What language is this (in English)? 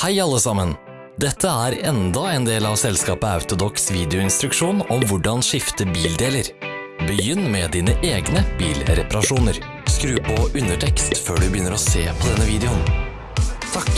Norwegian